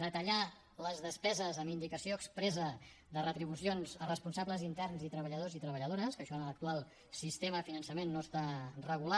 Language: Catalan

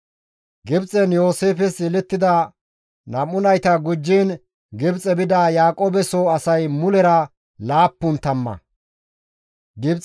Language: Gamo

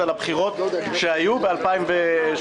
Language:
Hebrew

